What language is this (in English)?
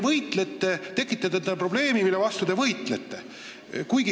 Estonian